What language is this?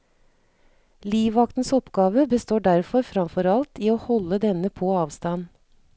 Norwegian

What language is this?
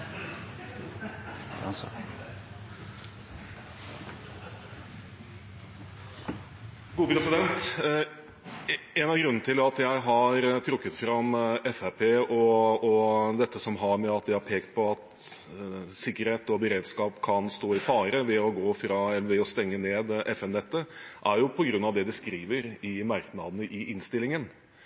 Norwegian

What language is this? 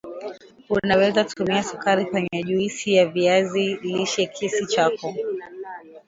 Swahili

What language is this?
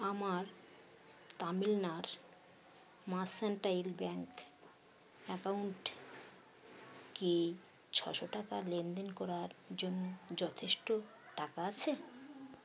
Bangla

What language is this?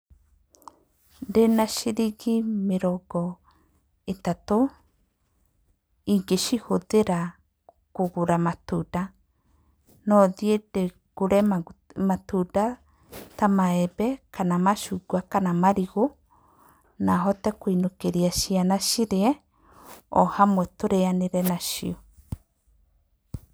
Kikuyu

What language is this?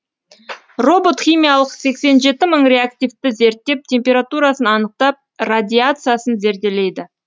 Kazakh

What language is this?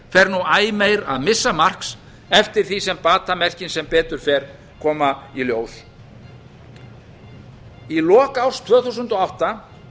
Icelandic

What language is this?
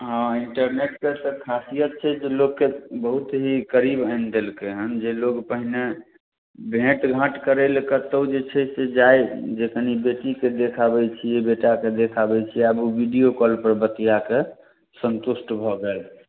Maithili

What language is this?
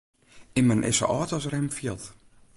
Western Frisian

